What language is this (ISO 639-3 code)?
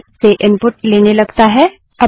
hin